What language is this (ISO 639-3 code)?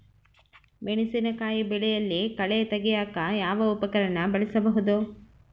kan